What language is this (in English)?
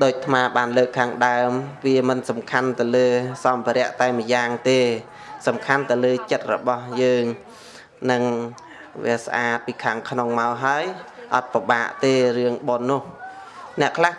Vietnamese